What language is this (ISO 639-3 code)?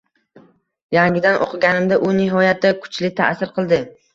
uzb